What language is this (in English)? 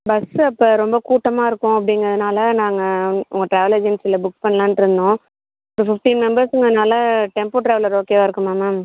Tamil